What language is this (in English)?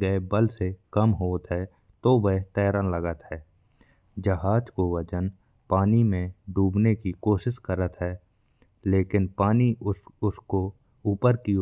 Bundeli